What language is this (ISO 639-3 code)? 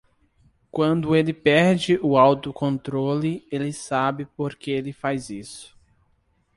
por